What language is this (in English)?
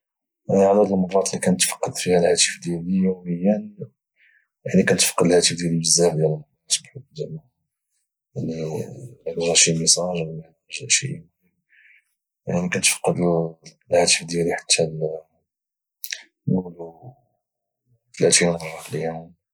Moroccan Arabic